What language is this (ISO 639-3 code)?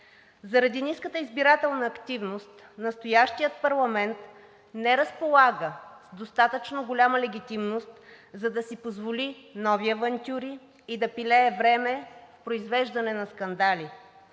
bul